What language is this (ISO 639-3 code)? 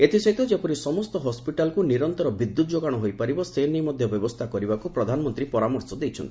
ori